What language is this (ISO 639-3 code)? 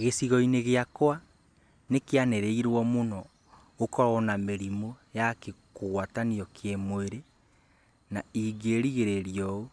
kik